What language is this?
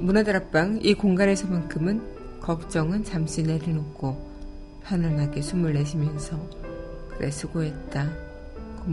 Korean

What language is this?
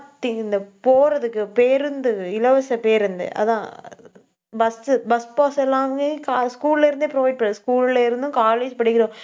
Tamil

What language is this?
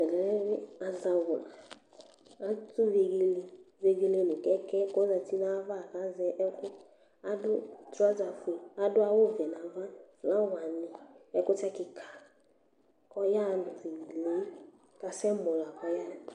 Ikposo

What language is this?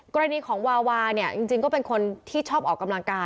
Thai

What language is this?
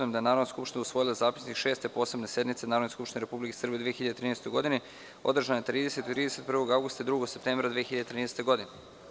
Serbian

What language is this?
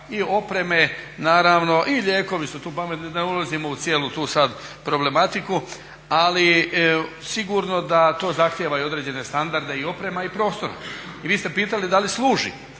Croatian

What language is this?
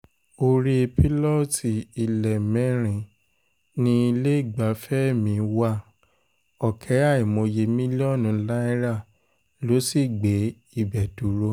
Yoruba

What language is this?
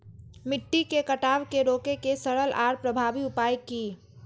Maithili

